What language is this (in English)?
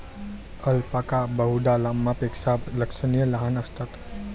Marathi